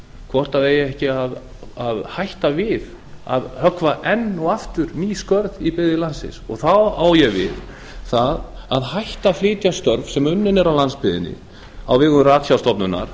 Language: Icelandic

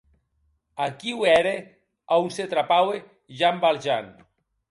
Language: Occitan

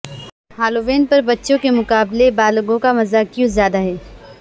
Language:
Urdu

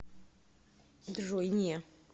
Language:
Russian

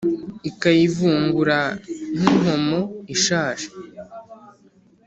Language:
Kinyarwanda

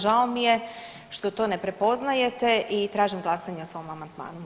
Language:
Croatian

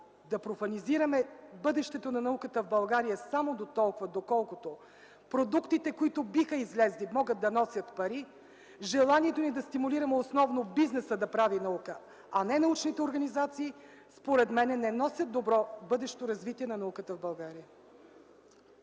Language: Bulgarian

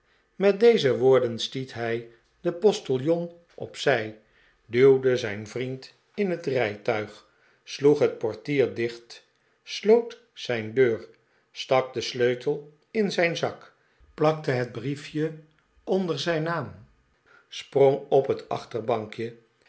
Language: Dutch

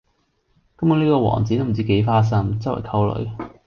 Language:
Cantonese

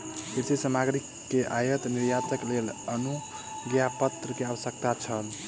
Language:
Maithili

